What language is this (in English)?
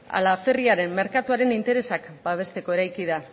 Basque